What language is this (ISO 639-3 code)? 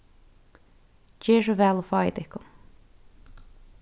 fao